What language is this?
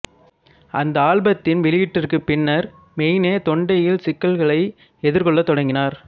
Tamil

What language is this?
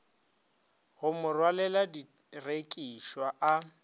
Northern Sotho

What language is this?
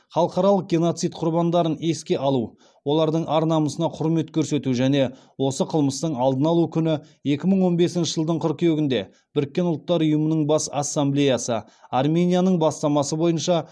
Kazakh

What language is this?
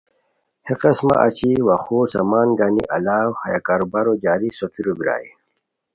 Khowar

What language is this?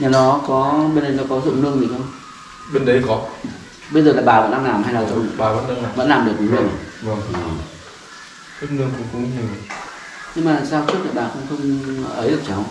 Vietnamese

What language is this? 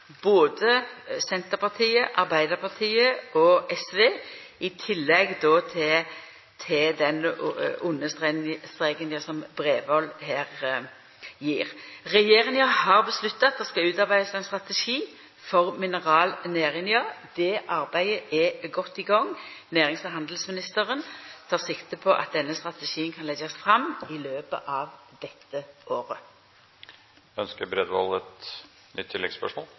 Norwegian Nynorsk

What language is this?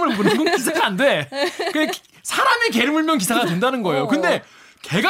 Korean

